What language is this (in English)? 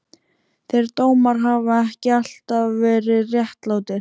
Icelandic